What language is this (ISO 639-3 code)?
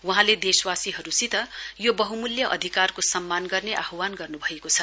nep